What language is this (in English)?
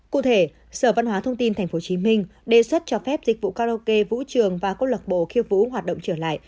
Vietnamese